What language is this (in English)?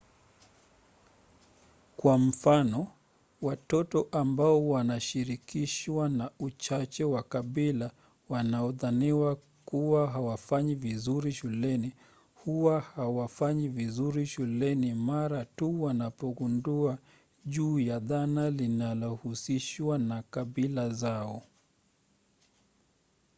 Swahili